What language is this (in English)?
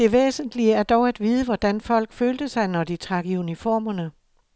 Danish